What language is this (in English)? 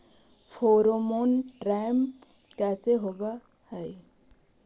Magahi